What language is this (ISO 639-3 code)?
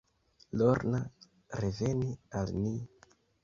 epo